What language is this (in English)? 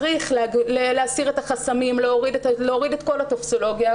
Hebrew